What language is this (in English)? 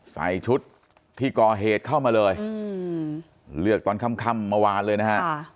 Thai